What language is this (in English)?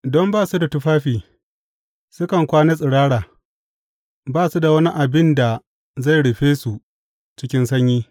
Hausa